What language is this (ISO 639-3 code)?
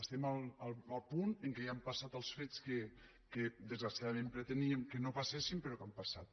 cat